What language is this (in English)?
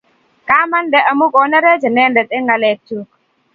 Kalenjin